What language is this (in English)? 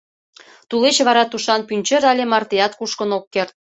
Mari